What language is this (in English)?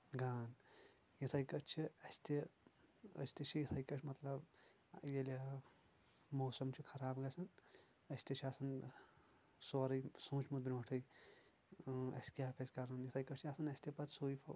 Kashmiri